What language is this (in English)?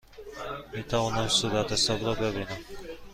Persian